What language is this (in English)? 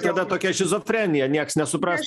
Lithuanian